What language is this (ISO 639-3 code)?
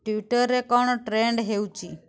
ori